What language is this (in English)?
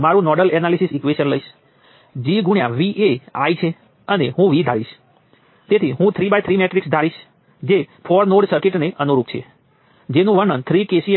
Gujarati